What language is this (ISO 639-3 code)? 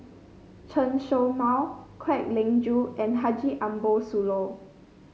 eng